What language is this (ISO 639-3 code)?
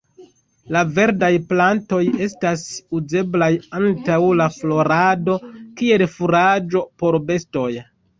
epo